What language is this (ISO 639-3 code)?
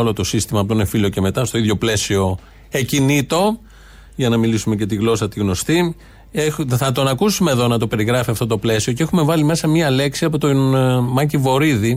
ell